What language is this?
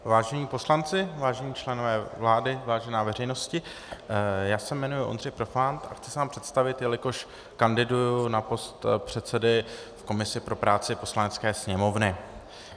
Czech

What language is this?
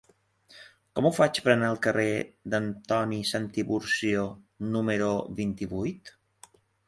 Catalan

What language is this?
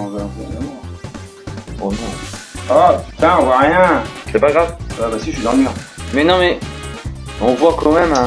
French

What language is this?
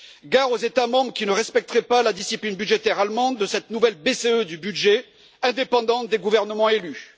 French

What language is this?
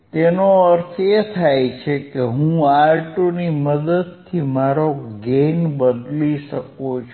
Gujarati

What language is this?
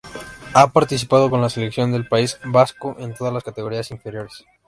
Spanish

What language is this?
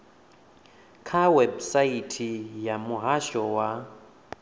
Venda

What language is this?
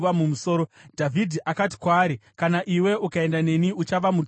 Shona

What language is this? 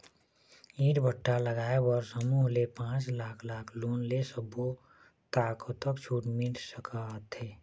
Chhattisgarhi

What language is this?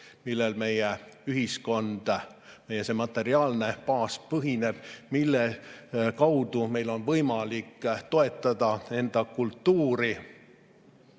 Estonian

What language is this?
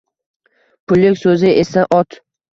Uzbek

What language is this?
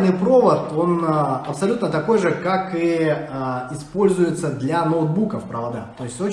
Russian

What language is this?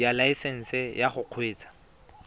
Tswana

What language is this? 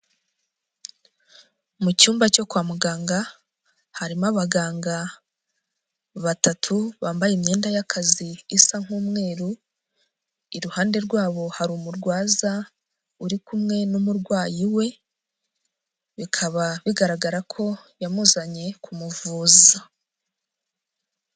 Kinyarwanda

